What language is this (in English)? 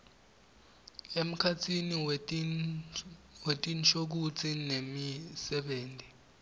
Swati